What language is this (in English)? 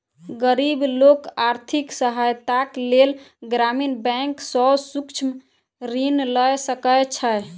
Maithili